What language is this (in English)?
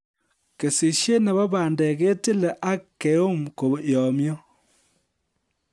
Kalenjin